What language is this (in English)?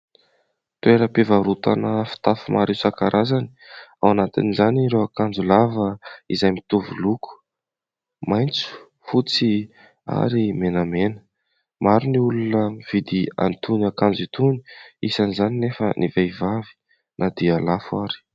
Malagasy